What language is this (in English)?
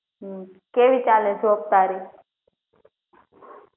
Gujarati